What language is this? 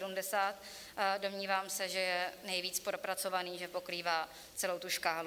Czech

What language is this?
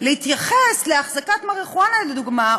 Hebrew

